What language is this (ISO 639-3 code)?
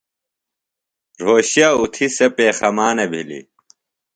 phl